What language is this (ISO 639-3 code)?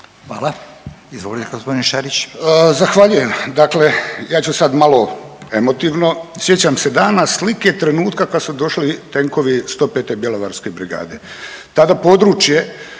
hrv